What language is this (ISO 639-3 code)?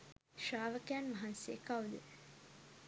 sin